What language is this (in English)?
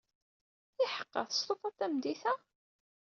Kabyle